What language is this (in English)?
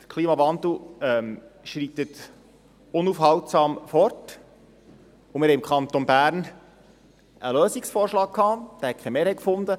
Swiss German